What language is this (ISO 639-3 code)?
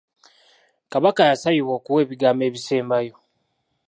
lug